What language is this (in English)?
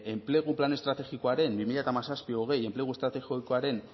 Basque